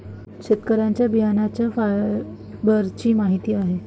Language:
Marathi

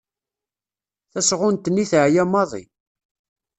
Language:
Kabyle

